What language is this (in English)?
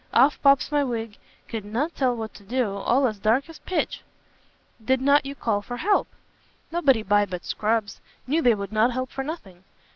English